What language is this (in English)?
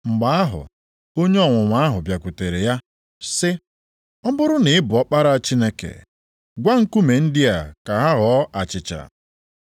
Igbo